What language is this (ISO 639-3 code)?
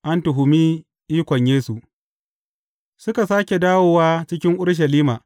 hau